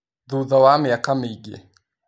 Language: Kikuyu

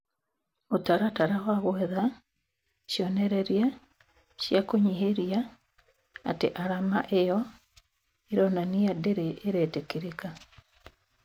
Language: Kikuyu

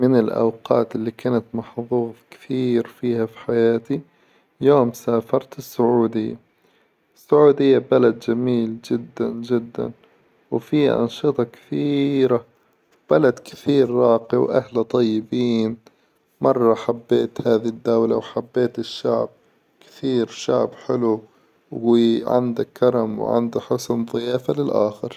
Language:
Hijazi Arabic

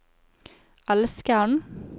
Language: Norwegian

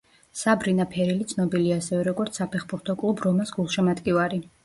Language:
Georgian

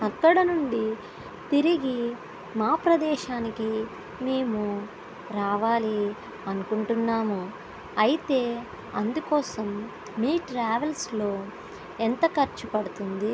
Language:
Telugu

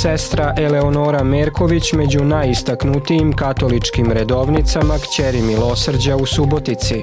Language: Croatian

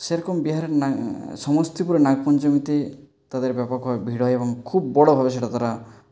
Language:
Bangla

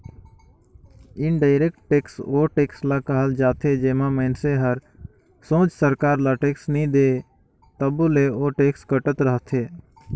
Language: Chhattisgarhi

